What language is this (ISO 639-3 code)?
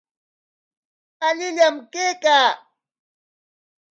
qwa